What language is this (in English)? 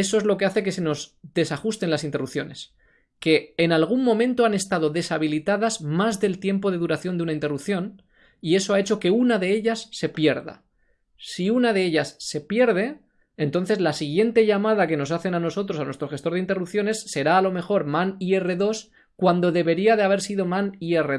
Spanish